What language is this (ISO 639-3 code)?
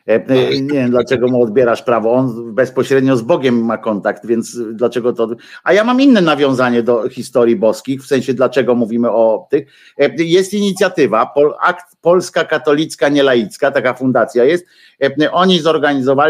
pol